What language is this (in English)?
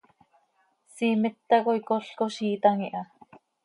Seri